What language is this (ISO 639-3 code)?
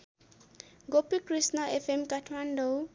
nep